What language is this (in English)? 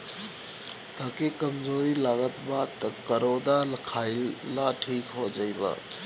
Bhojpuri